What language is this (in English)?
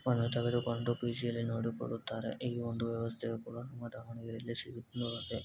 Kannada